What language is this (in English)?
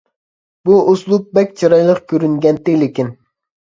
Uyghur